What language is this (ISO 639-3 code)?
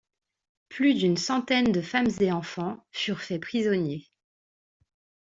fra